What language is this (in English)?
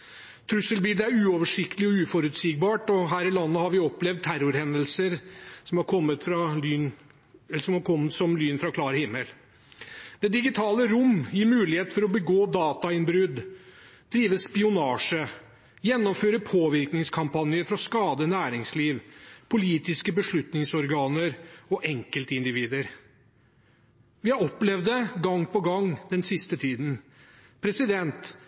Norwegian Bokmål